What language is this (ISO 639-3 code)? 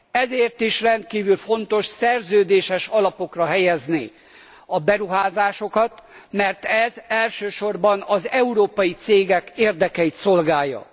hun